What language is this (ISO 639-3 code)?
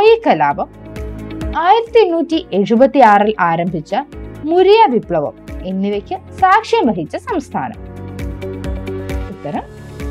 mal